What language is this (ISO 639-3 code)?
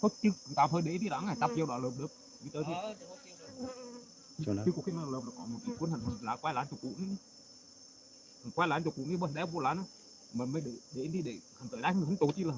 vie